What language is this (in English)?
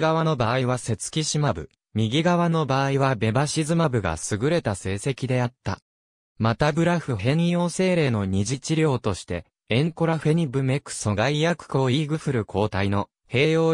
Japanese